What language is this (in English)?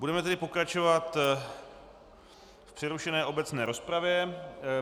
Czech